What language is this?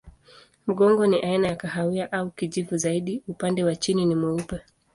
Swahili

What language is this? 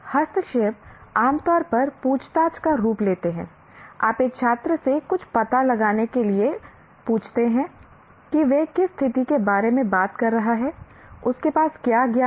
Hindi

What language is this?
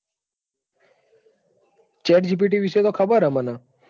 Gujarati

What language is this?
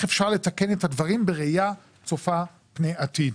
Hebrew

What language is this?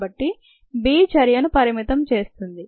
Telugu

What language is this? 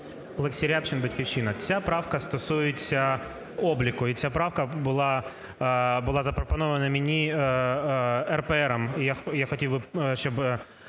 Ukrainian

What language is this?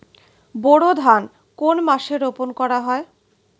Bangla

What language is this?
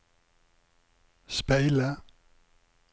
Norwegian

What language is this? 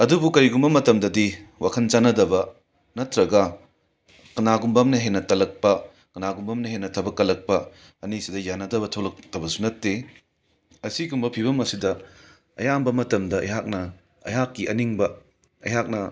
Manipuri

